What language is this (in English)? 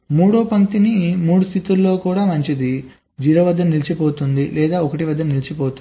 Telugu